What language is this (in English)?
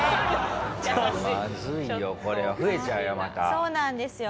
Japanese